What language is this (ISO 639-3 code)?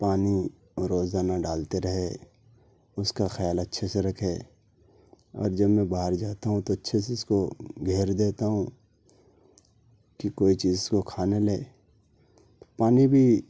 urd